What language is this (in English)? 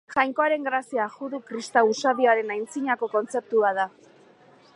Basque